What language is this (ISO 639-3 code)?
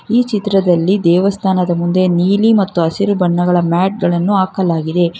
kan